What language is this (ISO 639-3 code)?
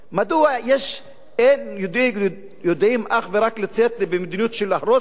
heb